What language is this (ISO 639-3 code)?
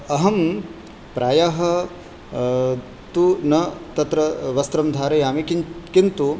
san